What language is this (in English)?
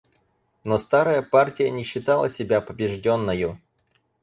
Russian